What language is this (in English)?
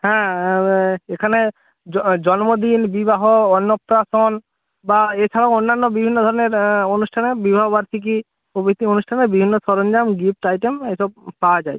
Bangla